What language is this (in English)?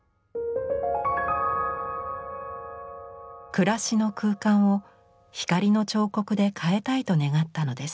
Japanese